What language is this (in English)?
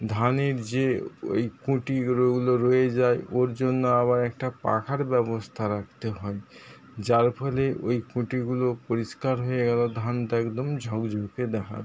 Bangla